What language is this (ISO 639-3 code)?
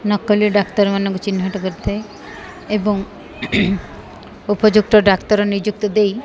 ori